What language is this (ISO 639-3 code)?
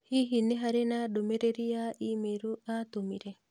kik